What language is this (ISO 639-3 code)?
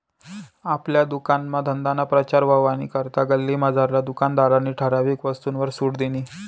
mar